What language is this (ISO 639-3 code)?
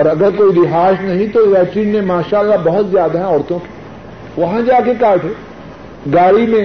urd